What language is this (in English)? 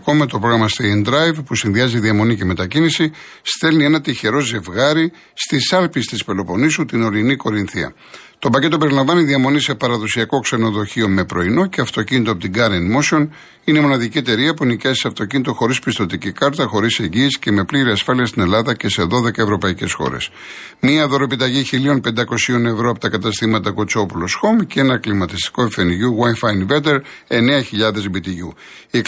Greek